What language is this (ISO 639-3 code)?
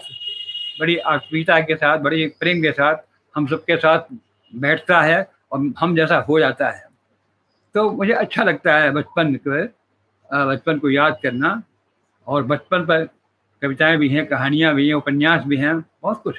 hin